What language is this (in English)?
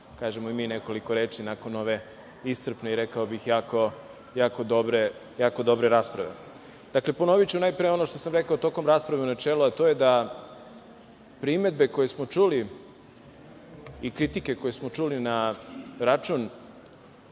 Serbian